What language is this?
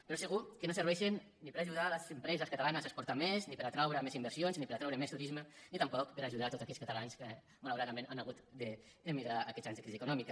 Catalan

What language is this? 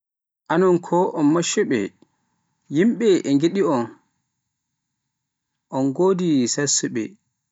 Pular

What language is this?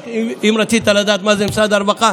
Hebrew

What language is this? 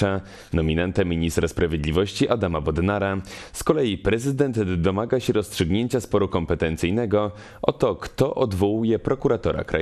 Polish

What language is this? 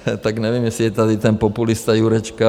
Czech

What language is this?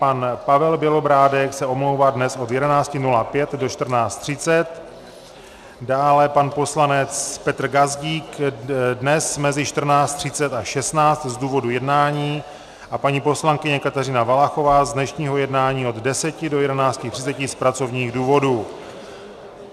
Czech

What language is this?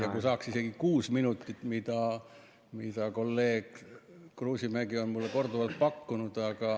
Estonian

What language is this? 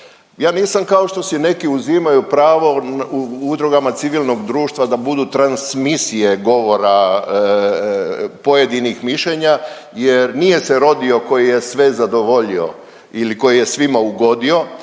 Croatian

